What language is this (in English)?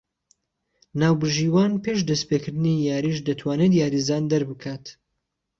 Central Kurdish